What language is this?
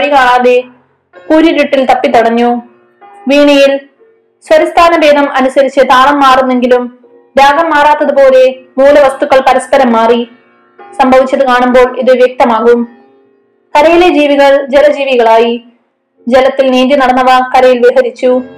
Malayalam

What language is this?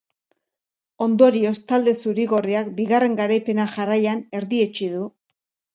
Basque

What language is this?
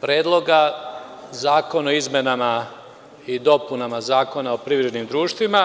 Serbian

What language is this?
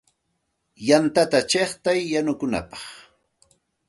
Santa Ana de Tusi Pasco Quechua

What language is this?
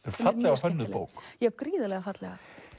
Icelandic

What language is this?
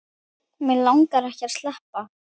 Icelandic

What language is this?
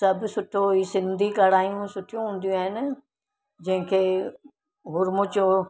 Sindhi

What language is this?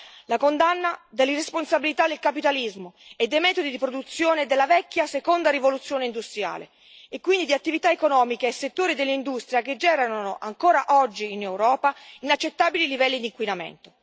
Italian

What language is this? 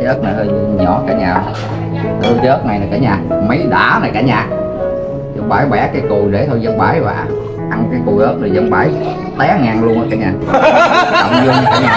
Vietnamese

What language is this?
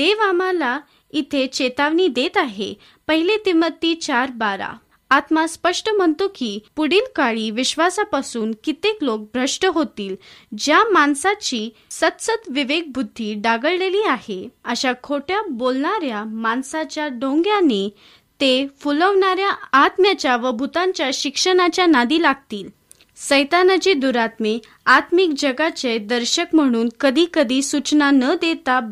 Marathi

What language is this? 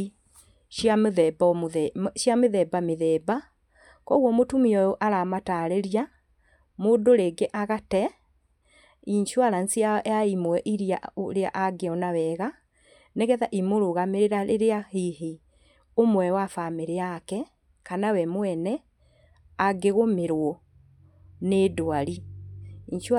Kikuyu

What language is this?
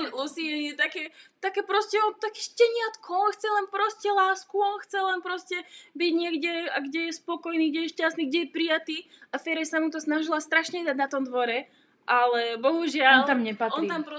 Slovak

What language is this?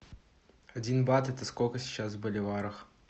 Russian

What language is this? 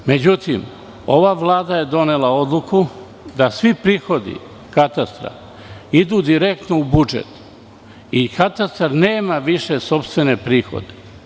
Serbian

